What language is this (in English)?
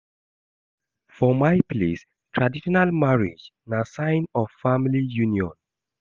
Nigerian Pidgin